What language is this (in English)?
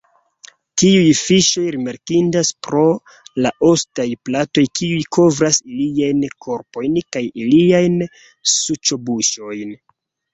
Esperanto